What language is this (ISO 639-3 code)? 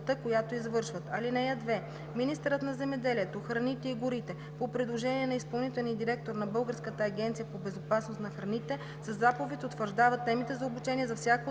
bul